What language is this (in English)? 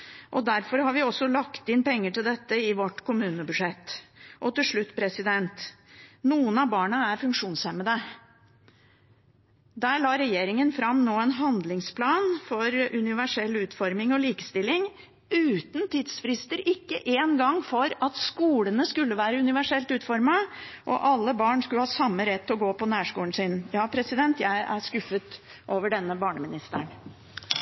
Norwegian Bokmål